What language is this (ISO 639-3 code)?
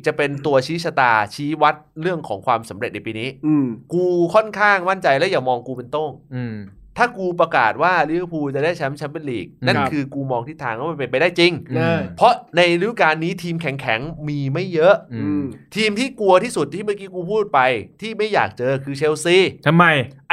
tha